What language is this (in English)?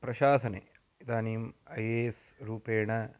Sanskrit